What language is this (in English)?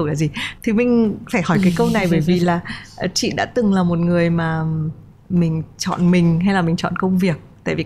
Vietnamese